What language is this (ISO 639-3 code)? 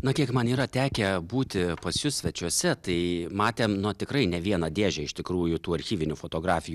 lit